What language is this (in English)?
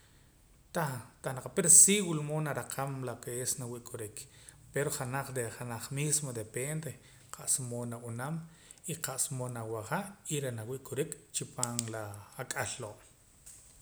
Poqomam